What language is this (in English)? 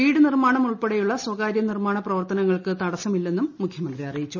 Malayalam